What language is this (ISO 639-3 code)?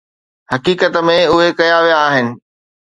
snd